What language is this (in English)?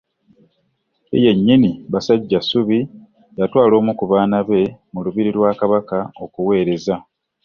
Ganda